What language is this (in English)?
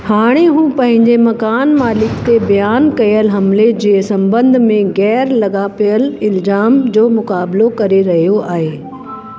Sindhi